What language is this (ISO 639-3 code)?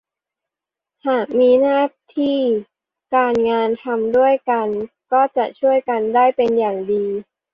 tha